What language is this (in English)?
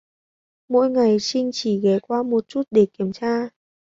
Vietnamese